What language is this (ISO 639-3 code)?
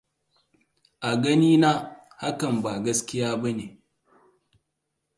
hau